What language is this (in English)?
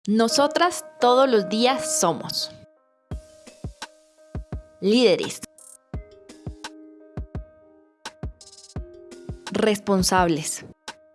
Spanish